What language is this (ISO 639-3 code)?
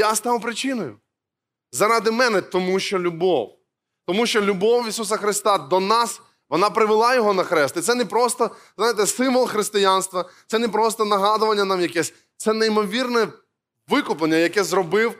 ukr